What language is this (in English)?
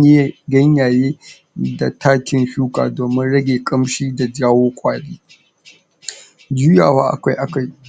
Hausa